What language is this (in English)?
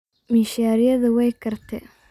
Somali